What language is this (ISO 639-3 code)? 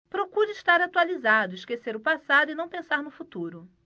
por